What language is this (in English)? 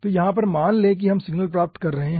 Hindi